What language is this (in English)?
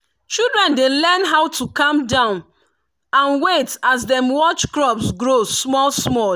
Nigerian Pidgin